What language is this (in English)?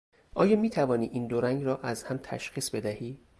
Persian